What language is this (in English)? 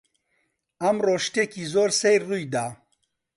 Central Kurdish